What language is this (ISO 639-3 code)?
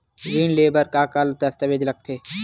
hne